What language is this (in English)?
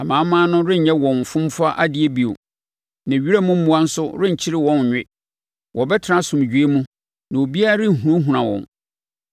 Akan